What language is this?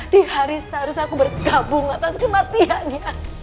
Indonesian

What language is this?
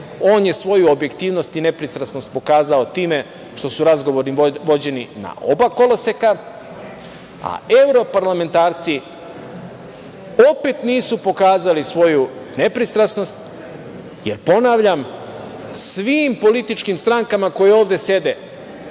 Serbian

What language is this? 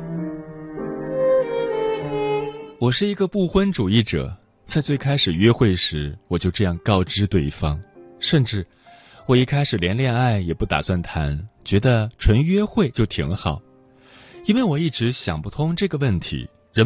Chinese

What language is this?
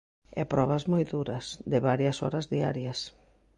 Galician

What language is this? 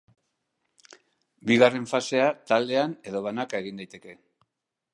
Basque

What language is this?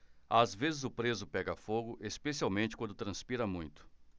Portuguese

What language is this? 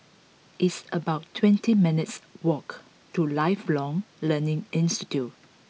English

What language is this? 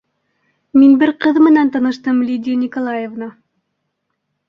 Bashkir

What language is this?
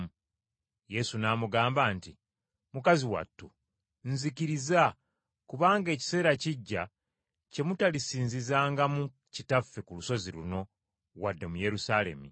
Ganda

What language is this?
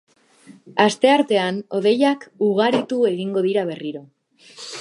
Basque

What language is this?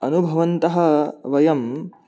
Sanskrit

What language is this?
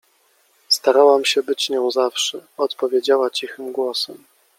Polish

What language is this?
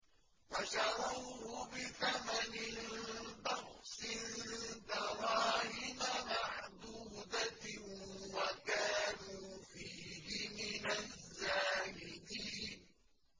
Arabic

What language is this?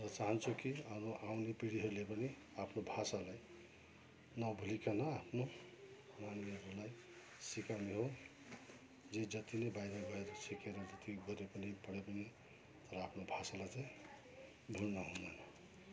Nepali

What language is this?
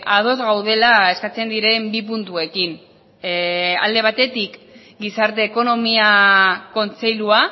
Basque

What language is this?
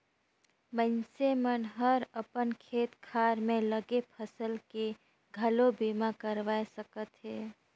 Chhattisgarhi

